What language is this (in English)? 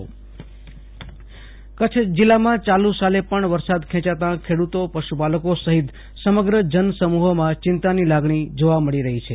Gujarati